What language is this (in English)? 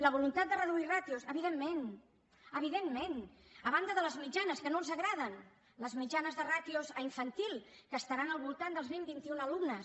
Catalan